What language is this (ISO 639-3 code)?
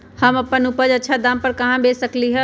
mag